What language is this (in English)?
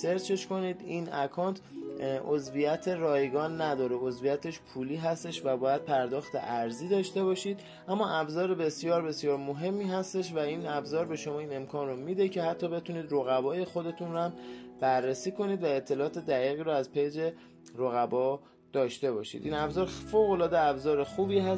Persian